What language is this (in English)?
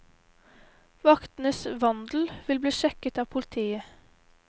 Norwegian